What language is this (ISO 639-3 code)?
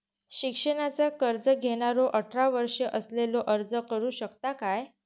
mar